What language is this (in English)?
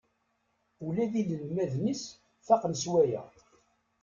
Kabyle